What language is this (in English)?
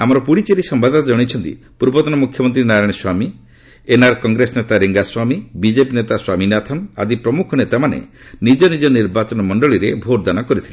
Odia